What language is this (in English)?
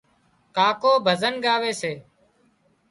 Wadiyara Koli